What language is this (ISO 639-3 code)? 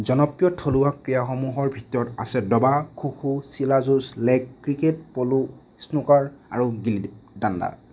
asm